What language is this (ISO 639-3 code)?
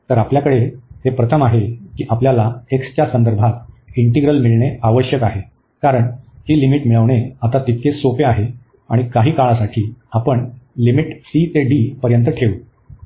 mar